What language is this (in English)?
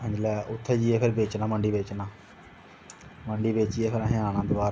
Dogri